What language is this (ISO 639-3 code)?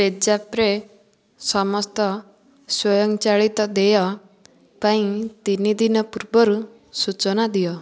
ori